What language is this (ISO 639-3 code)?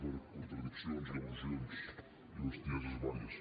cat